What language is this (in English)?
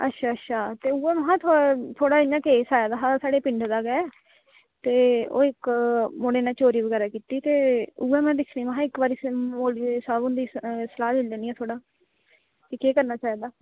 Dogri